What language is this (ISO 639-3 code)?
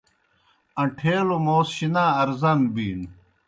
plk